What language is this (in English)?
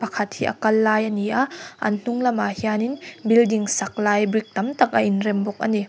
Mizo